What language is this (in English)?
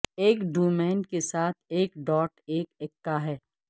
Urdu